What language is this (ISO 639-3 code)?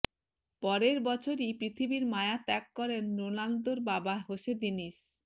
ben